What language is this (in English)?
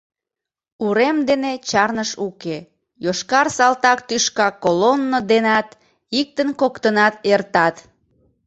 Mari